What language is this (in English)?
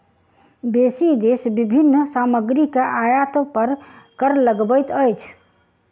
Maithili